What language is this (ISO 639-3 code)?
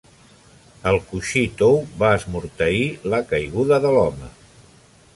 cat